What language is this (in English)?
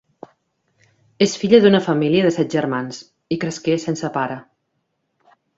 Catalan